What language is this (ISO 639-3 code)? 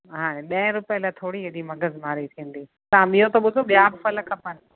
snd